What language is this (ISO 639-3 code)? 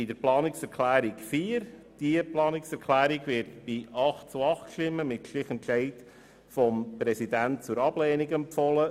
gsw